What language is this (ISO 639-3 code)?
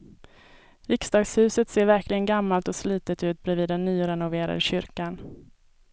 swe